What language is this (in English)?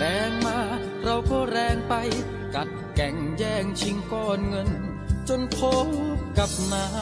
Thai